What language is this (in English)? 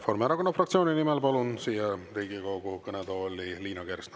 Estonian